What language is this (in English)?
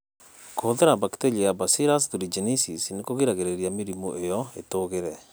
Kikuyu